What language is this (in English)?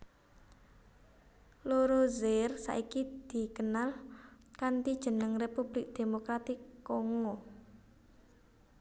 Javanese